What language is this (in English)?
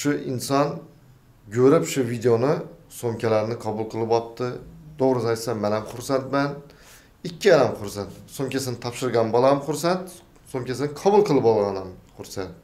Turkish